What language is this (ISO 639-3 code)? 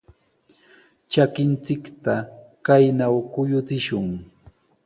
qws